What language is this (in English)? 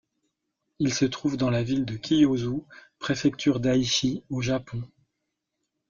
French